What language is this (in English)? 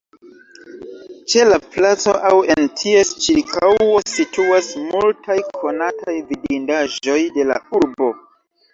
Esperanto